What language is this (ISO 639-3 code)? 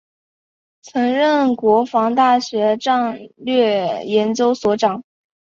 zho